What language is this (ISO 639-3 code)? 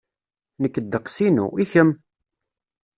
kab